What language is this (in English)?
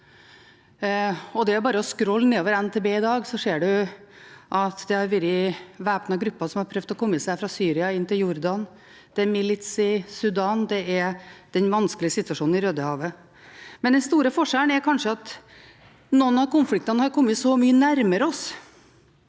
Norwegian